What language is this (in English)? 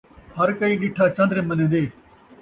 Saraiki